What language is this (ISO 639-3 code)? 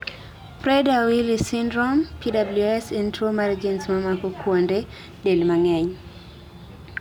luo